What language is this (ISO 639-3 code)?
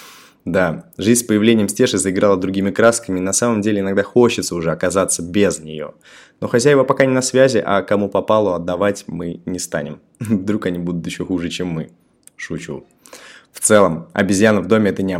rus